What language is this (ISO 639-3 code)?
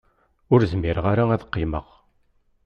kab